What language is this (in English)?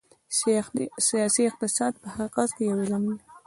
Pashto